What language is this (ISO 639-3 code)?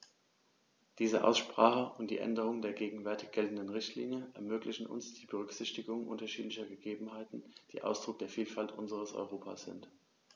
deu